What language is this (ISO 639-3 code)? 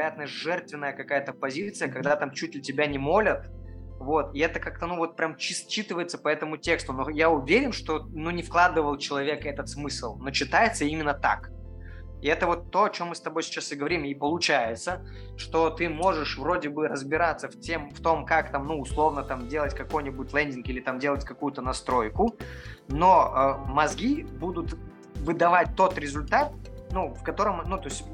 rus